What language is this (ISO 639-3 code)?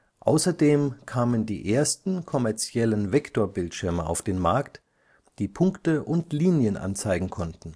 deu